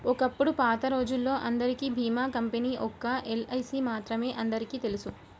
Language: Telugu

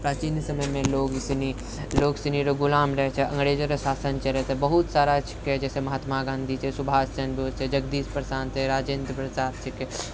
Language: Maithili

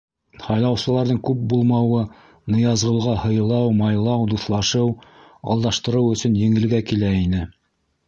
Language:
Bashkir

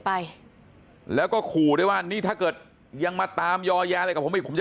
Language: Thai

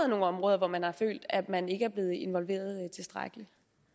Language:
Danish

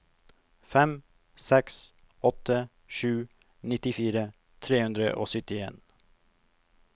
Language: Norwegian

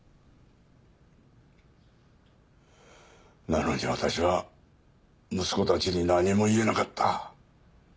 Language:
Japanese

